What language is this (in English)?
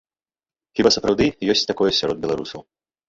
Belarusian